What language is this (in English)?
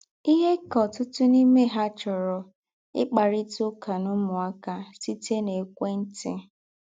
Igbo